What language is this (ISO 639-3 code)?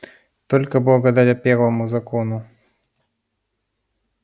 rus